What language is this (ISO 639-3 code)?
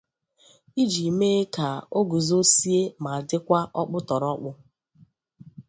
ibo